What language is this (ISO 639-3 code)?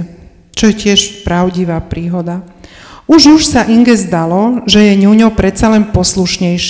slk